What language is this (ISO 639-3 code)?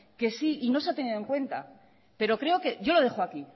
spa